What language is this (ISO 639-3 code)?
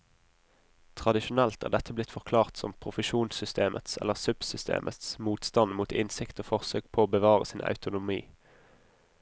nor